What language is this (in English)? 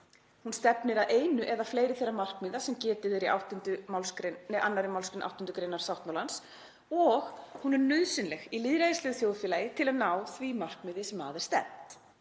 Icelandic